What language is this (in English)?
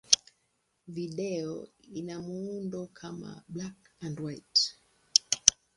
Swahili